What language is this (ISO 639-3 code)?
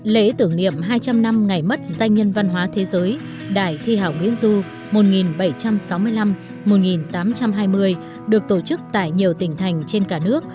vie